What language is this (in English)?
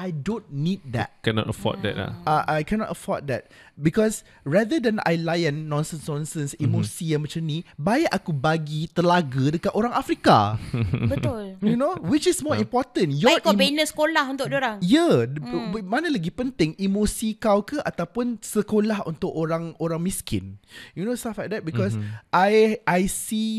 Malay